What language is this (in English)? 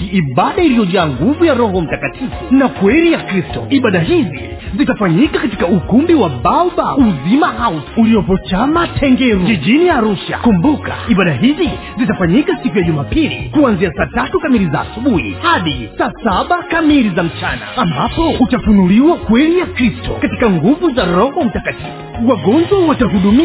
Swahili